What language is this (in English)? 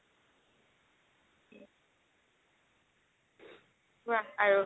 Assamese